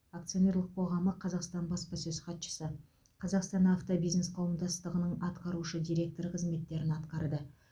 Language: Kazakh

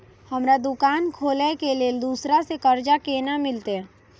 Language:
Maithili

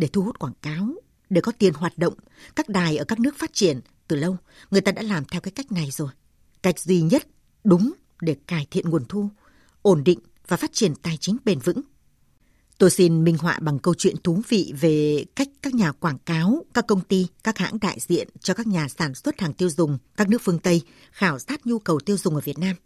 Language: Vietnamese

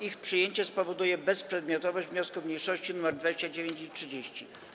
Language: Polish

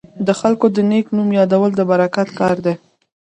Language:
Pashto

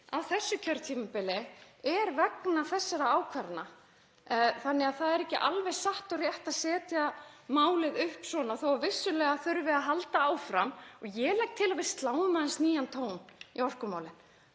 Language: Icelandic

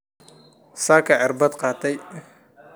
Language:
Somali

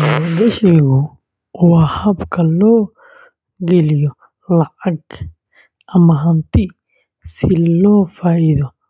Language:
Somali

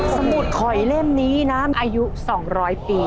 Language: Thai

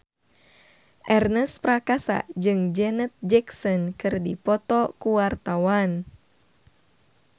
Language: Sundanese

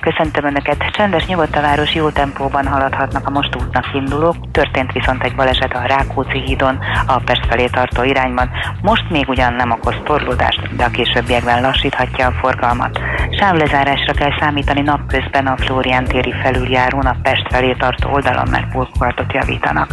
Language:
Hungarian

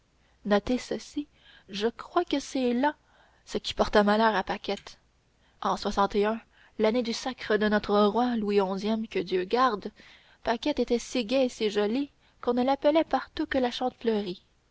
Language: French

